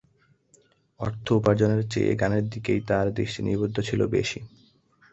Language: Bangla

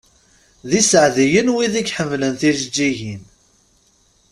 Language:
Kabyle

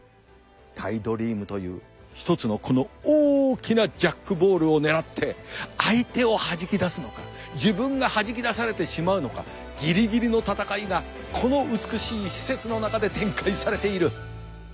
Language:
Japanese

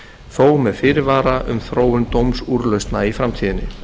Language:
Icelandic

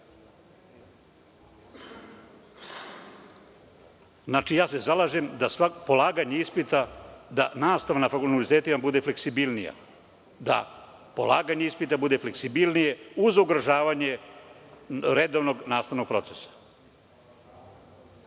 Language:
Serbian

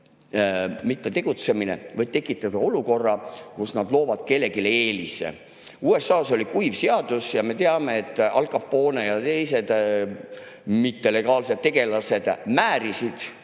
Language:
Estonian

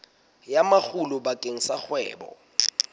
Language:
Southern Sotho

